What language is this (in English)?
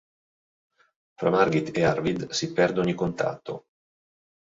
Italian